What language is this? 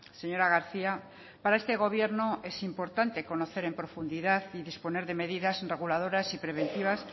Spanish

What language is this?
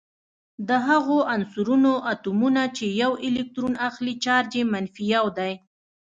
Pashto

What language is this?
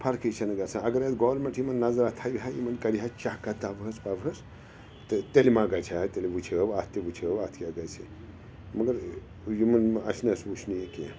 Kashmiri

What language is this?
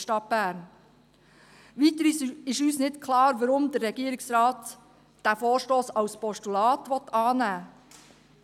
Swiss German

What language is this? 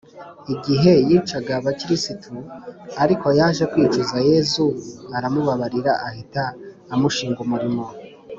Kinyarwanda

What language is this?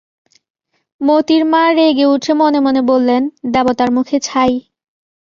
Bangla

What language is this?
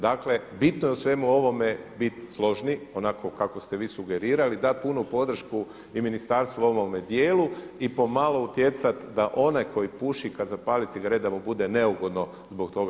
Croatian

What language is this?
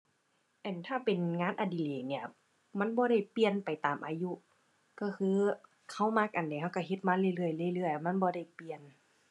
Thai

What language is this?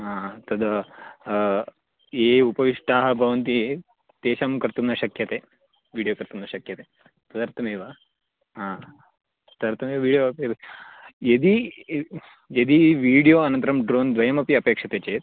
Sanskrit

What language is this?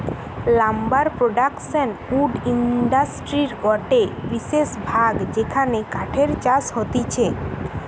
Bangla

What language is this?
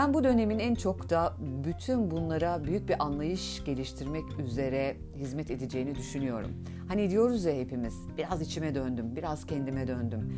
Turkish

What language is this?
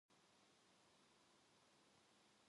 Korean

